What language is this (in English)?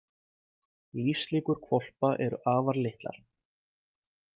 Icelandic